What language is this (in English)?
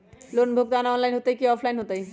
Magahi